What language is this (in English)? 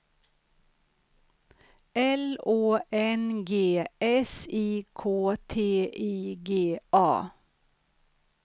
Swedish